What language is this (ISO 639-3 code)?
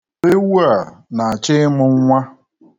ibo